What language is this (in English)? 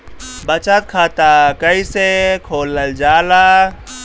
Bhojpuri